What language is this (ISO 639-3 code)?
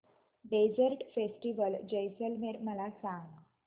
mar